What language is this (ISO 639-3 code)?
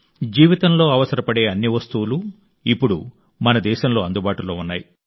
tel